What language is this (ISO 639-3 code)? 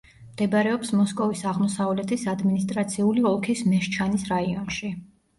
kat